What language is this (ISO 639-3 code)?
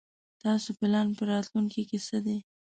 pus